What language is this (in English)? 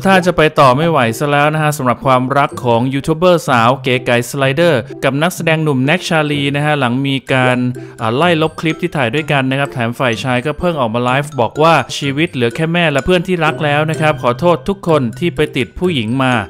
Thai